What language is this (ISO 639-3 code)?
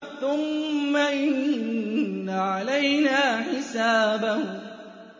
ara